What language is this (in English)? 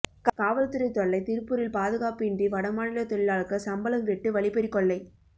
Tamil